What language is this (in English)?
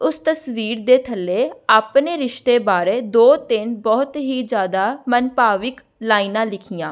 Punjabi